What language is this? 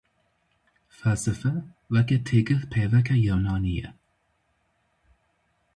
Kurdish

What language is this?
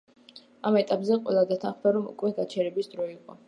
Georgian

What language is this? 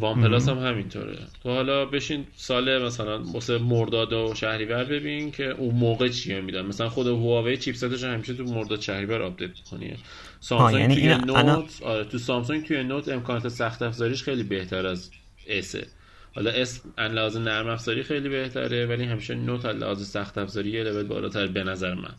Persian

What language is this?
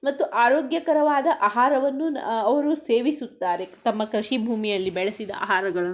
Kannada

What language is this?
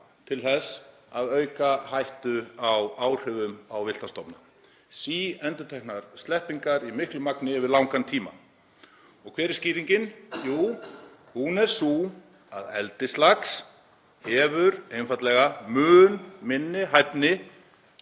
Icelandic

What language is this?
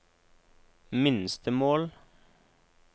Norwegian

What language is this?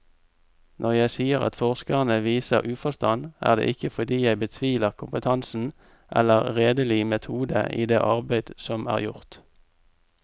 Norwegian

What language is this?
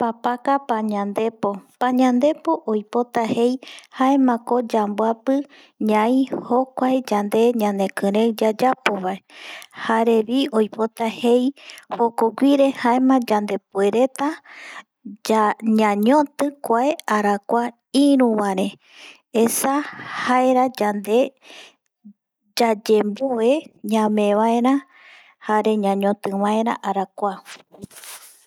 Eastern Bolivian Guaraní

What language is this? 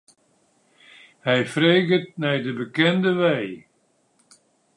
Western Frisian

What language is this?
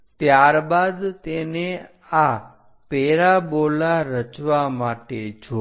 Gujarati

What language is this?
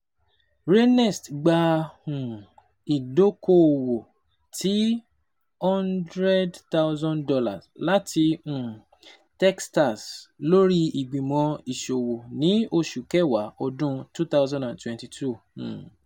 Yoruba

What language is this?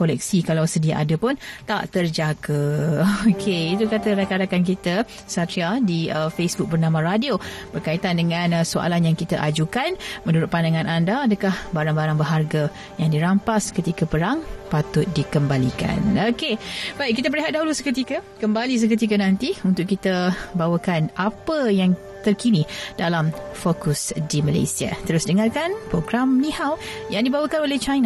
Malay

